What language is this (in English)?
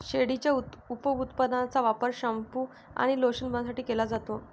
Marathi